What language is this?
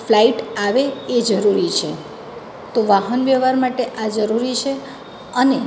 Gujarati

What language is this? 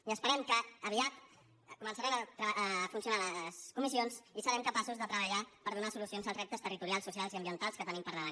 Catalan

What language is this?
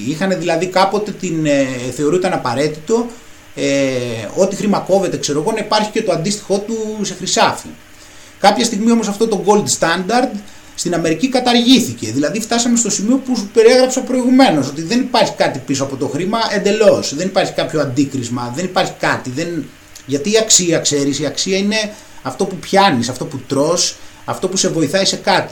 Greek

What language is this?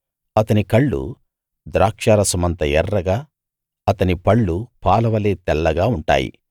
Telugu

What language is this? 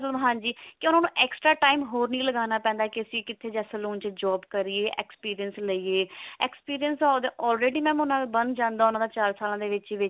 Punjabi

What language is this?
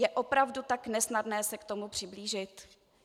Czech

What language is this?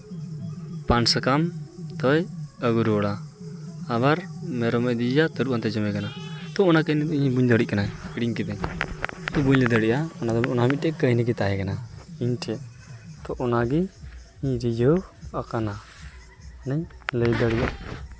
Santali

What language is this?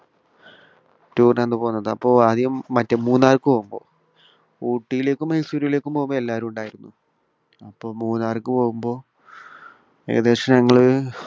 Malayalam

